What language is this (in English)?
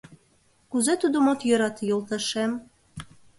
Mari